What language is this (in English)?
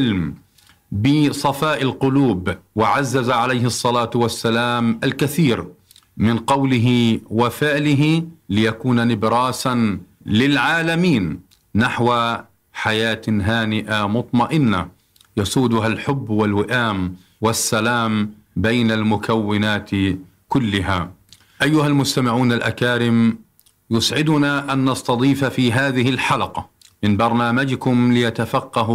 Arabic